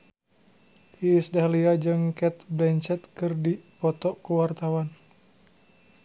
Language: Sundanese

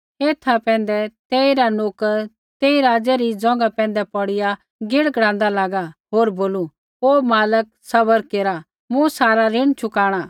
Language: Kullu Pahari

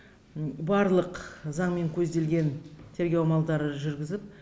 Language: Kazakh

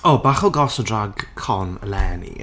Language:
Welsh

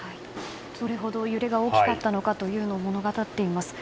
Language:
Japanese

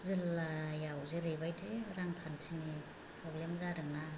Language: Bodo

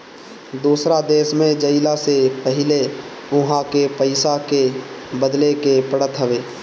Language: Bhojpuri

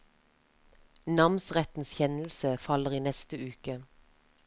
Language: Norwegian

